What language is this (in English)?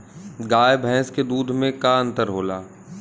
Bhojpuri